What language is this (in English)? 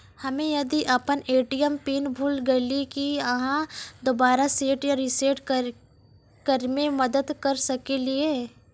Maithili